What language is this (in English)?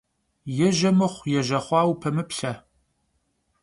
Kabardian